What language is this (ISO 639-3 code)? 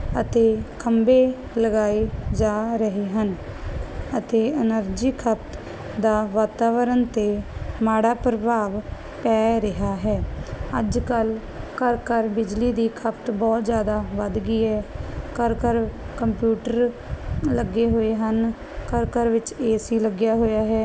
pan